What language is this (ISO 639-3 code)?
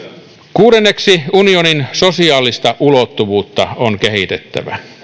fin